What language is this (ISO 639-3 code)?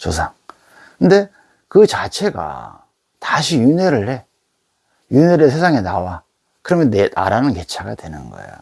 kor